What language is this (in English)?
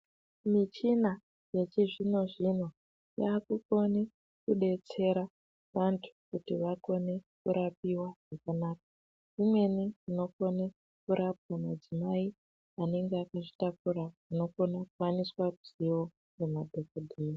Ndau